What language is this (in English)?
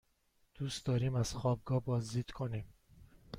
Persian